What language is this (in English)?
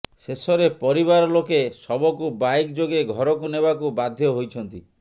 Odia